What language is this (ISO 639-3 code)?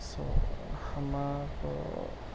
urd